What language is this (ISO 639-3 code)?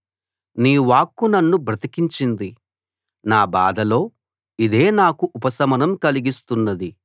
tel